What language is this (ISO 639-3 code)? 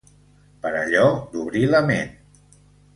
cat